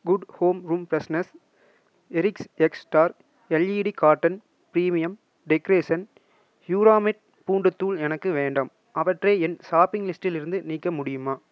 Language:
Tamil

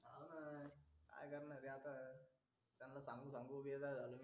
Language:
Marathi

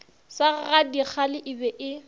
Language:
Northern Sotho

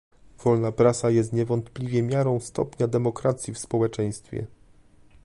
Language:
Polish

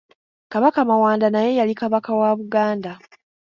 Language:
Ganda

